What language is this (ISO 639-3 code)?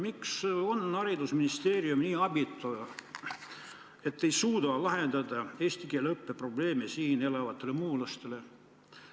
est